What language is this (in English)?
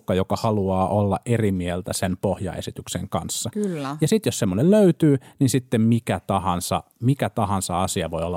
Finnish